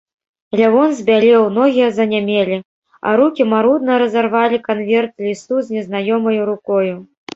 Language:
Belarusian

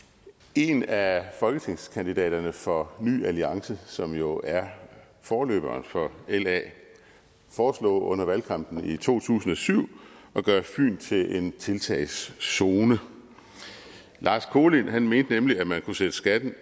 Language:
Danish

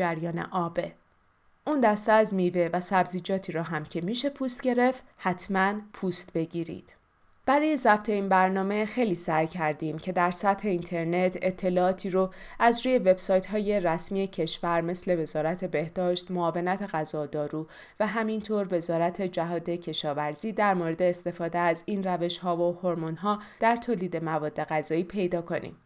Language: Persian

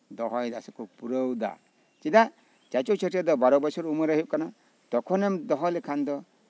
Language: Santali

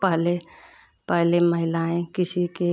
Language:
Hindi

